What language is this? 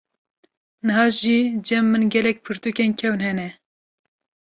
Kurdish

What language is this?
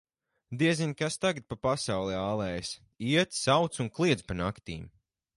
Latvian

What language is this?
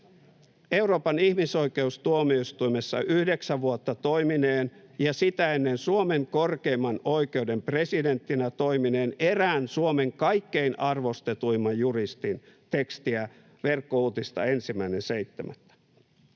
Finnish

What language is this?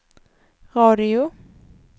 Swedish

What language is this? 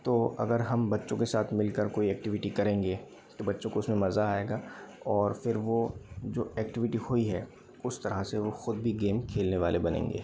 Hindi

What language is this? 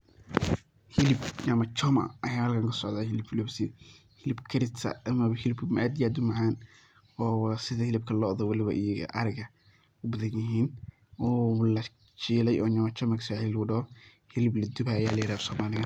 Somali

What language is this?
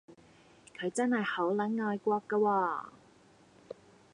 Cantonese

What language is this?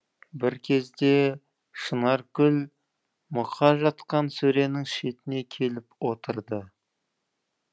Kazakh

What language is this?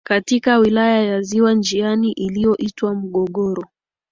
Swahili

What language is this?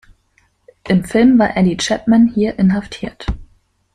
German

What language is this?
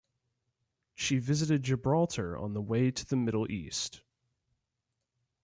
English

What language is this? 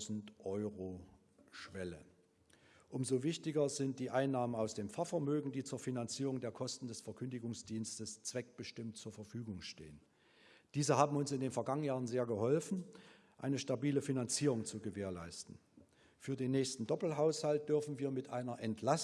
German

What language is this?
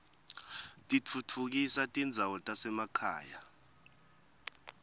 Swati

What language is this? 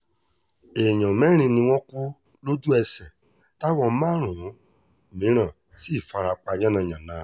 Yoruba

